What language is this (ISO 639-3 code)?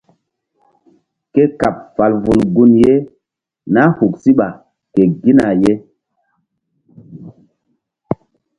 mdd